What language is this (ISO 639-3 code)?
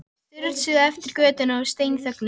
isl